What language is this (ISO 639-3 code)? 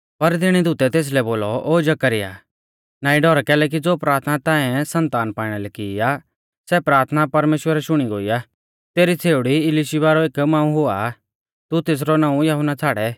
bfz